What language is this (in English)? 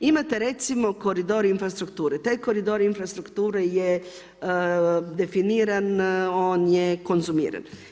Croatian